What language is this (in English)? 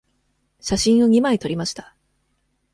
Japanese